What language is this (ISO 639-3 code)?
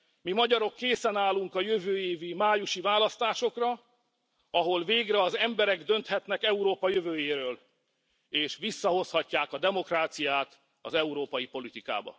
hun